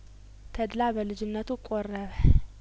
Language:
Amharic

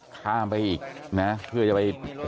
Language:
Thai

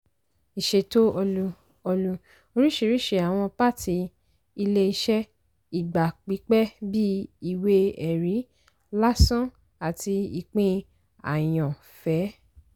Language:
Yoruba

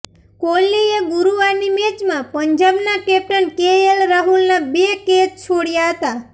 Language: Gujarati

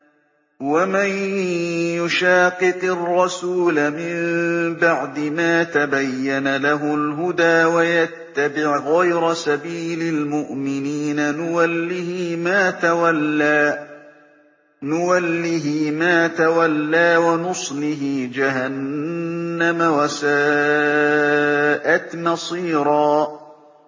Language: Arabic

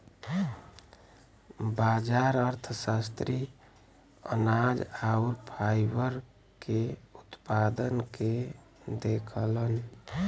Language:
Bhojpuri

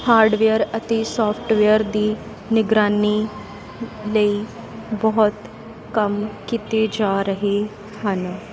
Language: Punjabi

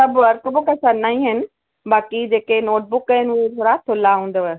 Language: Sindhi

